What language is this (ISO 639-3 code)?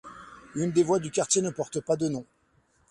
fra